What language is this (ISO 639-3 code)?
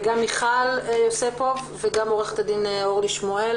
heb